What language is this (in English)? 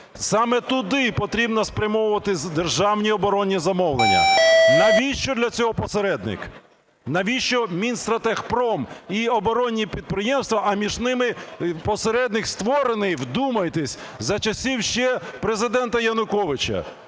Ukrainian